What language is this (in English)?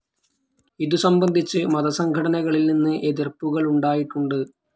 Malayalam